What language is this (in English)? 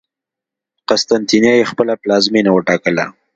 Pashto